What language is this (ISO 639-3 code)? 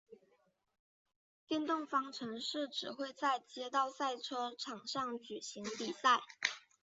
zho